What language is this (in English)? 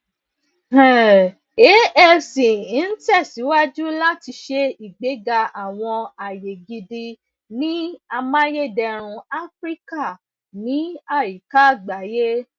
Yoruba